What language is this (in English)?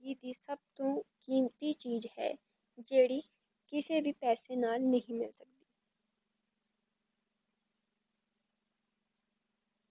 Punjabi